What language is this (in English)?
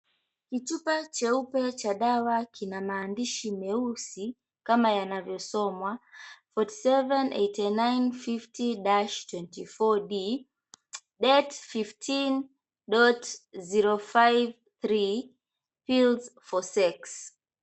Swahili